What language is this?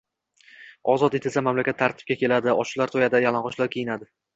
Uzbek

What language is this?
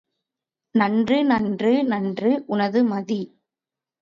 Tamil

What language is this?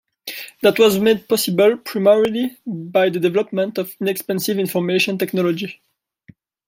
English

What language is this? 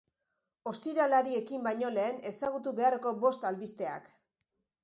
Basque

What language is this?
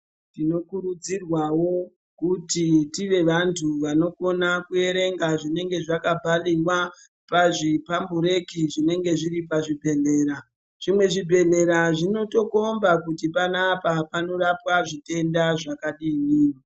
Ndau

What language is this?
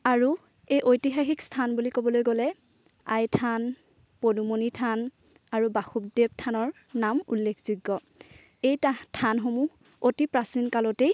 Assamese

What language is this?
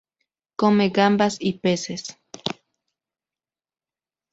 Spanish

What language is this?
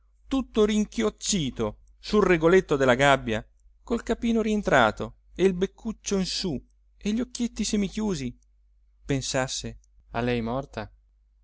Italian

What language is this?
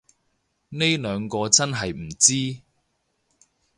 Cantonese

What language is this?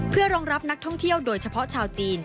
Thai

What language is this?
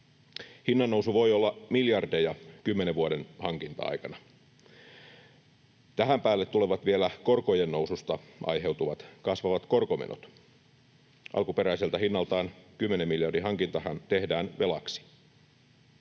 Finnish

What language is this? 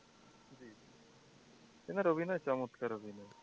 Bangla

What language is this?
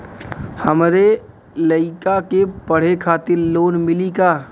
Bhojpuri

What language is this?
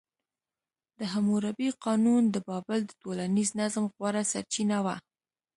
Pashto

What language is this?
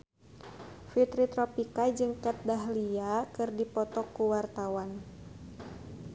Sundanese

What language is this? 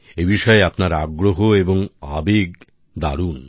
Bangla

